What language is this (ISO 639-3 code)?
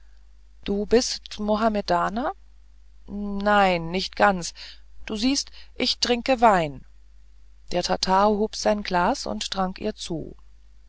deu